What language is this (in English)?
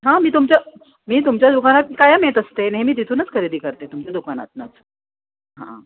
Marathi